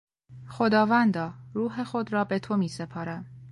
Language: Persian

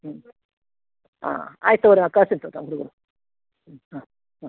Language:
Kannada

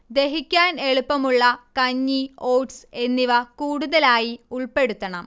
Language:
Malayalam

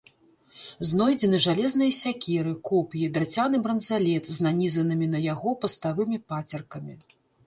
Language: Belarusian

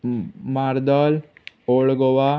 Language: Konkani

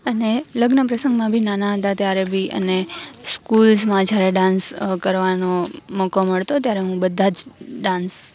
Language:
Gujarati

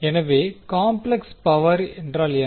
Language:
Tamil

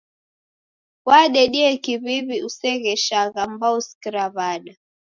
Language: Taita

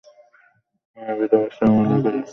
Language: Bangla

